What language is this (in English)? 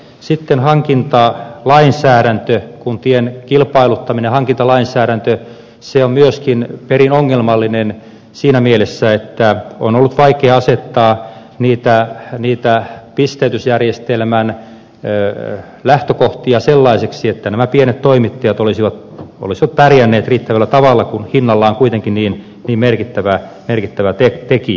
Finnish